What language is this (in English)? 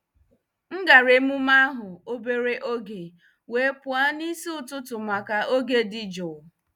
Igbo